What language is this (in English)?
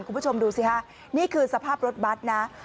Thai